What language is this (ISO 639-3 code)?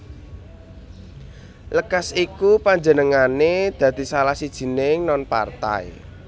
jav